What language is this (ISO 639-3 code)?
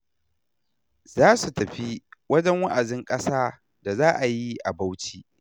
hau